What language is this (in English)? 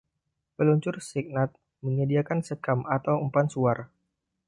Indonesian